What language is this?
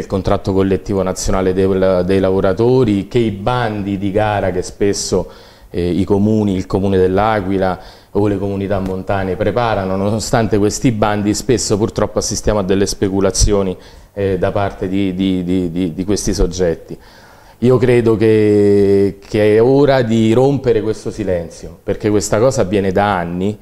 Italian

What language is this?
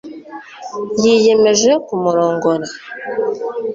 Kinyarwanda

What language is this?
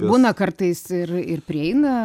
Lithuanian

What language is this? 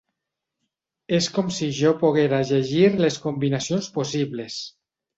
Catalan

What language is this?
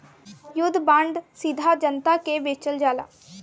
Bhojpuri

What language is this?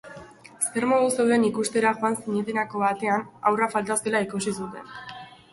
Basque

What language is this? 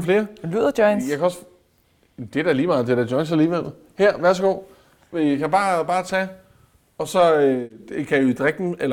Danish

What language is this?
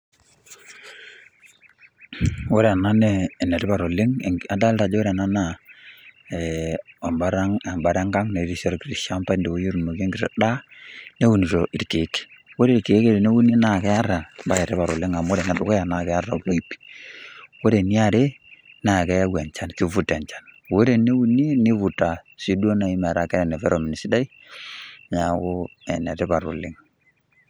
Masai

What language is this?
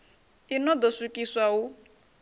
Venda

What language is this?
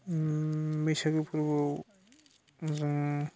Bodo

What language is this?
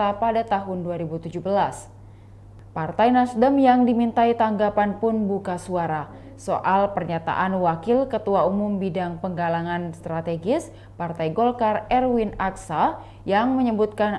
Indonesian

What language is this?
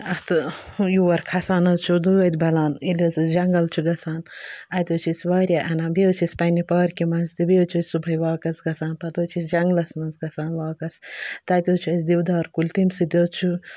Kashmiri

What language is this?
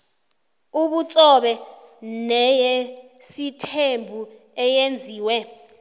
South Ndebele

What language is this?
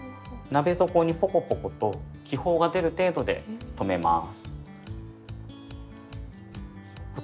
Japanese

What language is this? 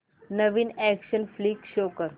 Marathi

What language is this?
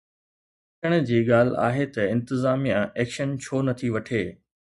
Sindhi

